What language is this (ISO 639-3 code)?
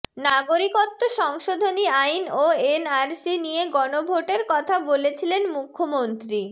ben